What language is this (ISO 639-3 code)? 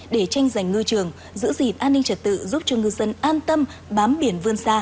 vie